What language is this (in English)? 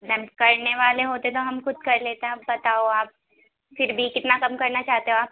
Urdu